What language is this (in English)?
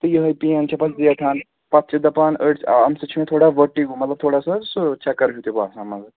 Kashmiri